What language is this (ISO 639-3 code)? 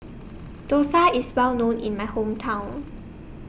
eng